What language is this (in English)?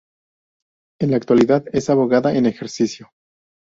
Spanish